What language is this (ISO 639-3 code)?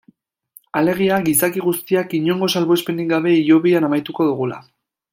eus